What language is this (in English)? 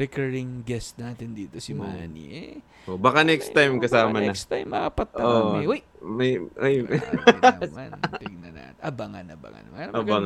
Filipino